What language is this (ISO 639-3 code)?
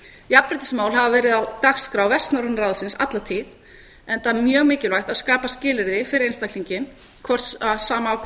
isl